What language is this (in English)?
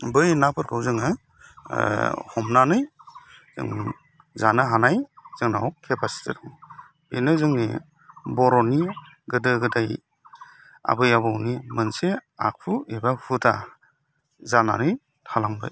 Bodo